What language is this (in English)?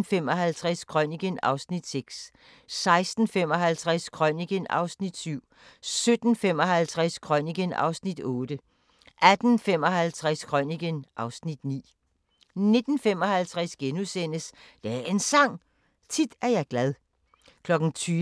Danish